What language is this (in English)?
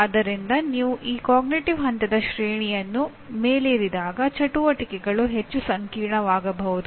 Kannada